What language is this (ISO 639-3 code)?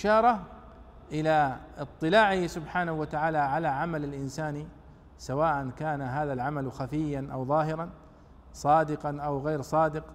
ara